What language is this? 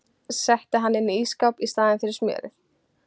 Icelandic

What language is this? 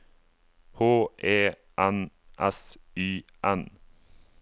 Norwegian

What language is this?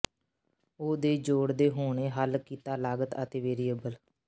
Punjabi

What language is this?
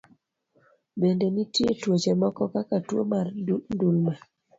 Luo (Kenya and Tanzania)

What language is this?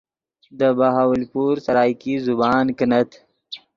Yidgha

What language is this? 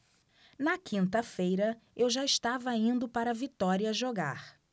Portuguese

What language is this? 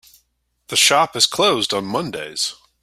English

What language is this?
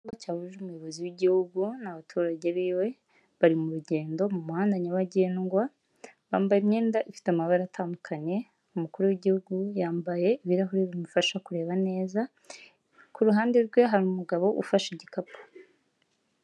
Kinyarwanda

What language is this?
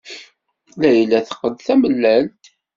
Kabyle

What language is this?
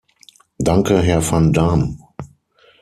German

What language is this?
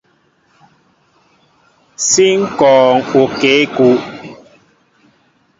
Mbo (Cameroon)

